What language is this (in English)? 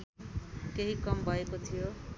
Nepali